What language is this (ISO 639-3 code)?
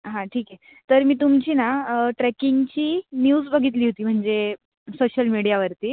mar